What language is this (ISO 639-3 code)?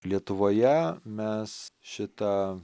lit